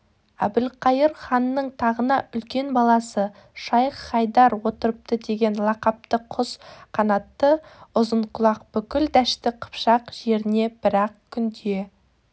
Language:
Kazakh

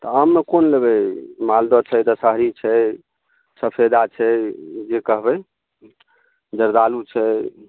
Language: Maithili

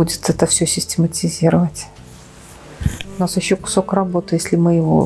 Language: Russian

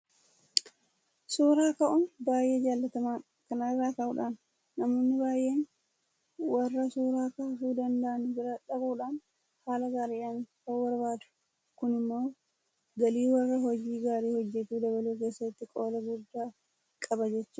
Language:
Oromo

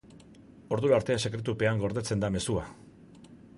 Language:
Basque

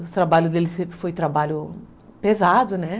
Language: Portuguese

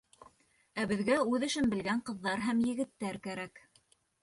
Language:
Bashkir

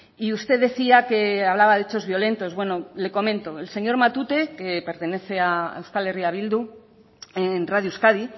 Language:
Spanish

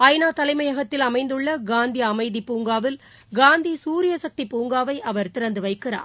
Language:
Tamil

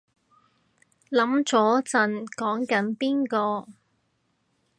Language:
Cantonese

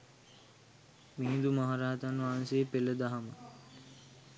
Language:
Sinhala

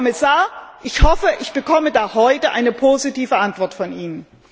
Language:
German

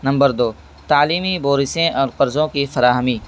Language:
Urdu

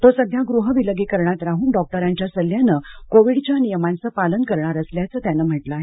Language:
Marathi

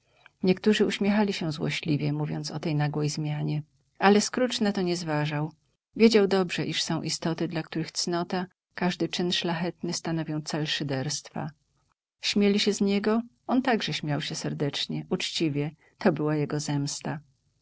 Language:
Polish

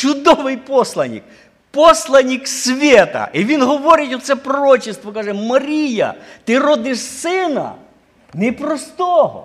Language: Ukrainian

